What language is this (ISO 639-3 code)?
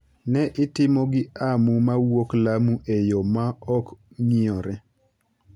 luo